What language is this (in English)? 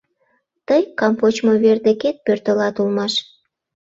Mari